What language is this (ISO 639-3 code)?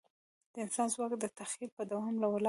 pus